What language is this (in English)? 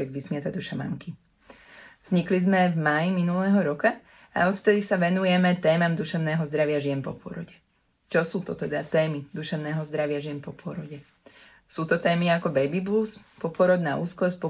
Slovak